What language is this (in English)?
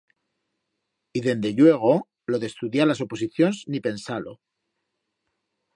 Aragonese